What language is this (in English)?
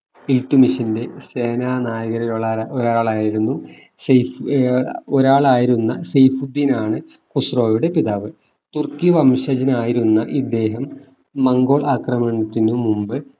Malayalam